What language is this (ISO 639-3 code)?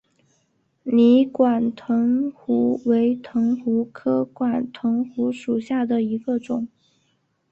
zho